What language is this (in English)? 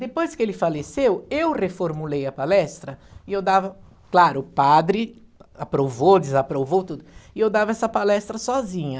Portuguese